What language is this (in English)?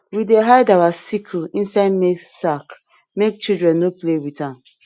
Nigerian Pidgin